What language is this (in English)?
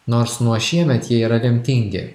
Lithuanian